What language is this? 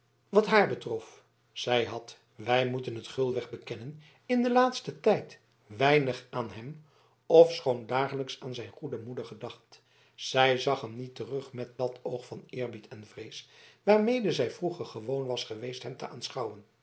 Dutch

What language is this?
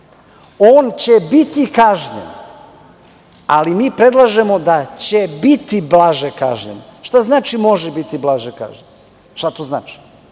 Serbian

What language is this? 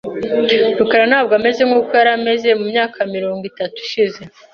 Kinyarwanda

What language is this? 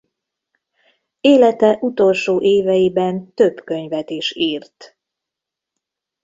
Hungarian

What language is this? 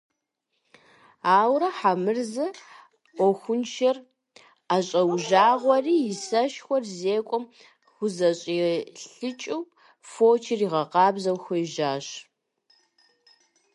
Kabardian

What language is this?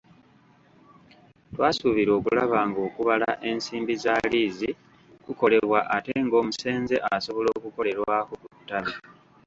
Ganda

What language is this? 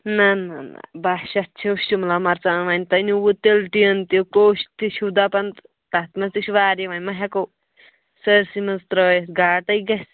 Kashmiri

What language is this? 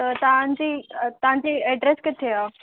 Sindhi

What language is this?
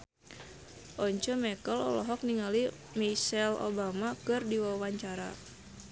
Sundanese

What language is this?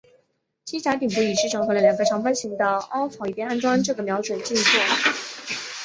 Chinese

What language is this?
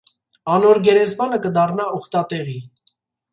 Armenian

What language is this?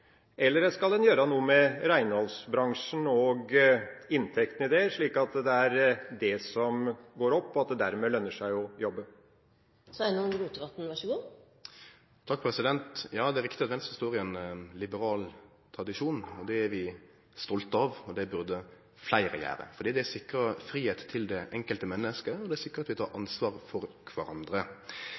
Norwegian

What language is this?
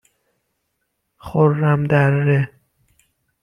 Persian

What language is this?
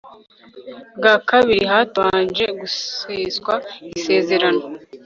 Kinyarwanda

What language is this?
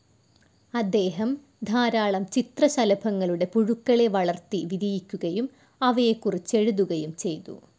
Malayalam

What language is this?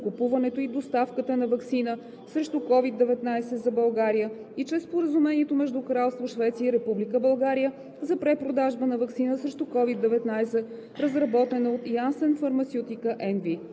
Bulgarian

